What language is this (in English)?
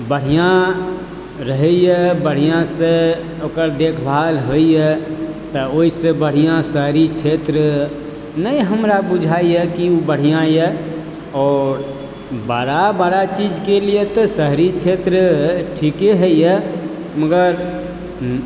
Maithili